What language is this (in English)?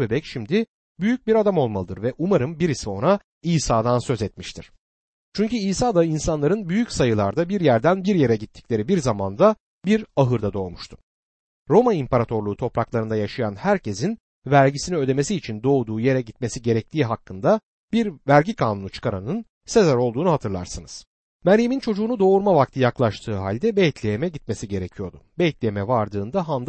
Turkish